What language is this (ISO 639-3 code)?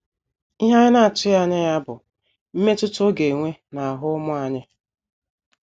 ibo